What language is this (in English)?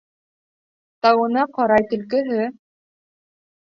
Bashkir